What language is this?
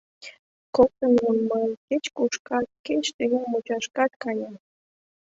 Mari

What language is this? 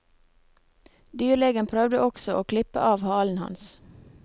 Norwegian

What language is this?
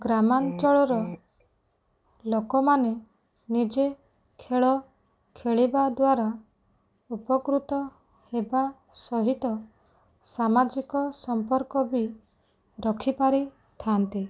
Odia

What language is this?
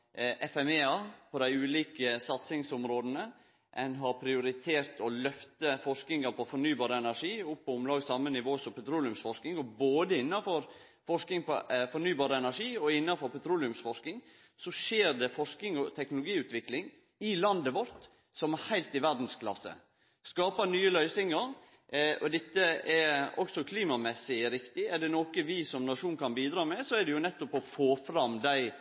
Norwegian Nynorsk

